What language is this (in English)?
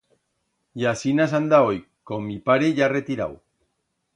Aragonese